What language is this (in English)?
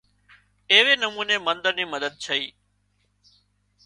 Wadiyara Koli